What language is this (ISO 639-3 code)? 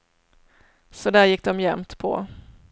swe